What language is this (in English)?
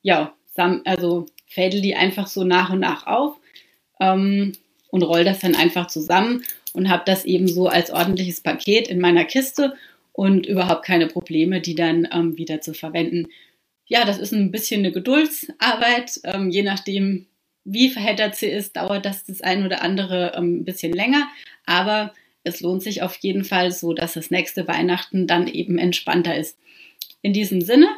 German